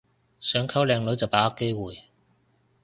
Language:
Cantonese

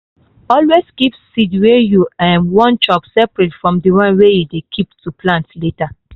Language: Nigerian Pidgin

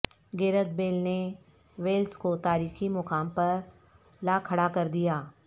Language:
Urdu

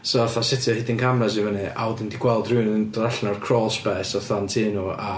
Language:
Welsh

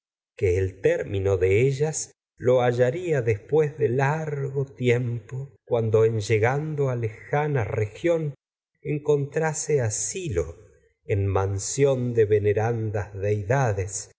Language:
Spanish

